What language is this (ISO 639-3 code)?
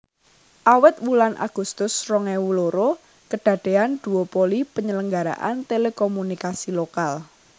jav